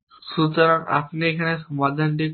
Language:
Bangla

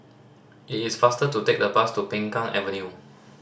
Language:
English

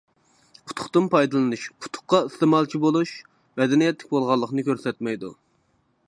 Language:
Uyghur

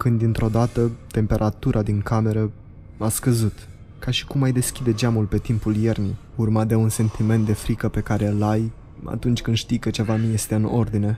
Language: Romanian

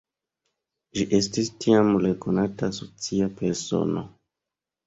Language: Esperanto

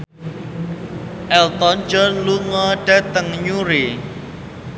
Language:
Javanese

